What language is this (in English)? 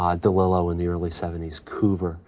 English